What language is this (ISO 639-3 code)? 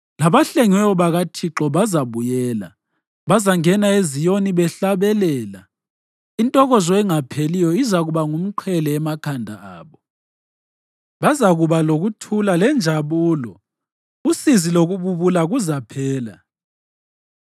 nde